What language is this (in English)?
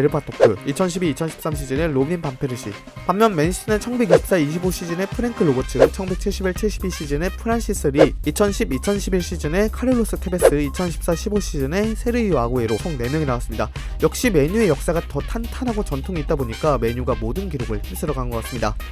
Korean